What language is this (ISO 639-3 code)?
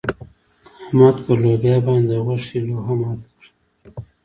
pus